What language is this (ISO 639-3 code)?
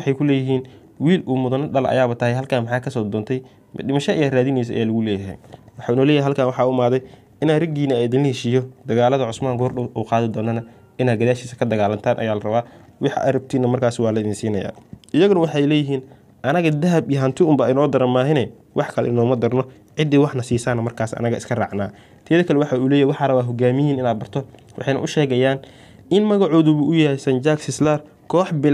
ara